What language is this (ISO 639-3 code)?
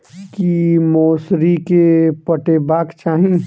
mai